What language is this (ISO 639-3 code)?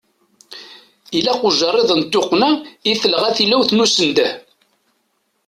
kab